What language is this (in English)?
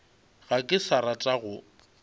Northern Sotho